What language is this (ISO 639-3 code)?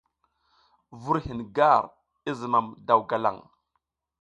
giz